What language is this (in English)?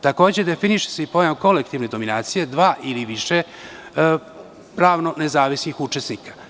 Serbian